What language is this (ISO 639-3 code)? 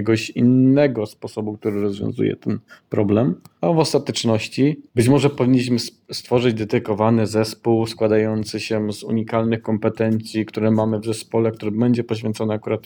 pol